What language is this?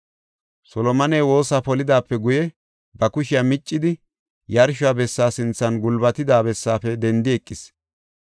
Gofa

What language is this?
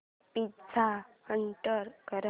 Marathi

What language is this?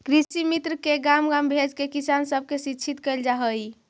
Magahi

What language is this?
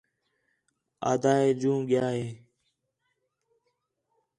Khetrani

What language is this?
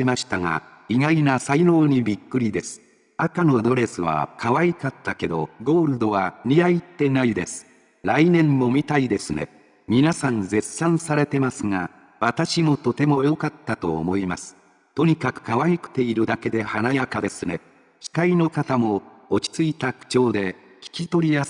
Japanese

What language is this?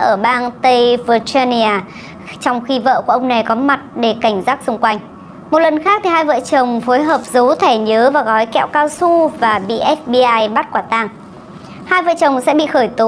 Vietnamese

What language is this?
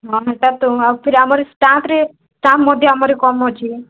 Odia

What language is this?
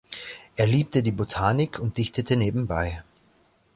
German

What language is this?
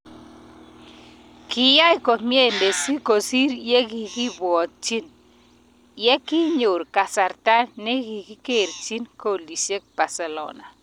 Kalenjin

